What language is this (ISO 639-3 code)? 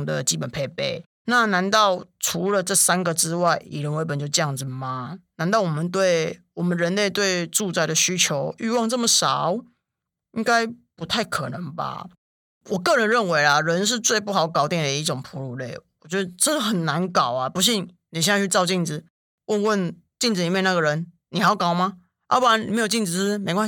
zho